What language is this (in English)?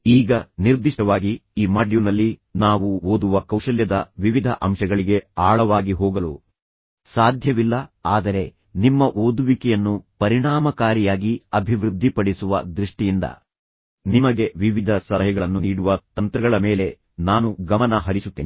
Kannada